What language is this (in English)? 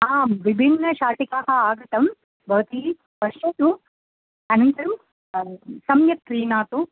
Sanskrit